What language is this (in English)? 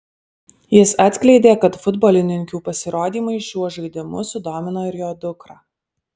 Lithuanian